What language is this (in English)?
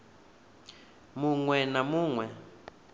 Venda